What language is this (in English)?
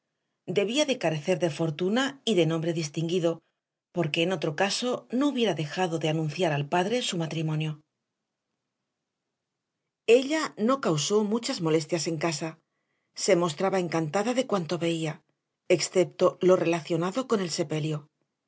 Spanish